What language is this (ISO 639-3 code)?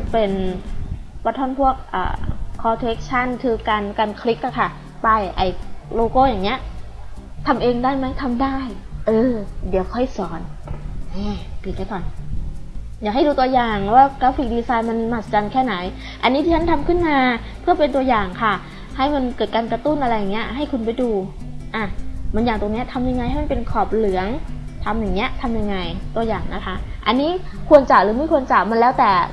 tha